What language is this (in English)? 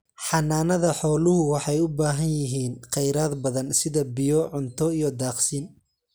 Somali